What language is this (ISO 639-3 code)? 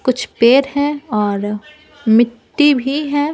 hin